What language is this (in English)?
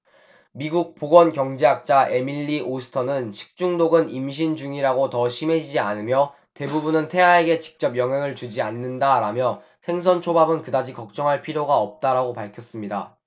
Korean